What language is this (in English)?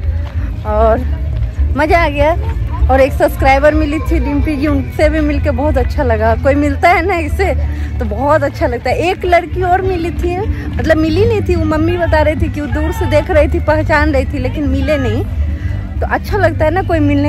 Hindi